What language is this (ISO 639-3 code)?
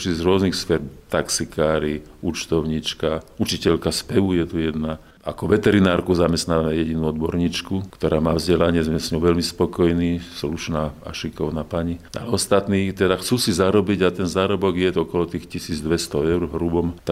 slk